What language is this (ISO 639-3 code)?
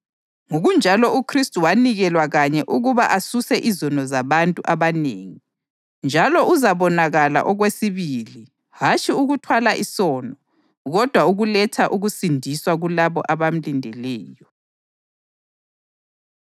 nde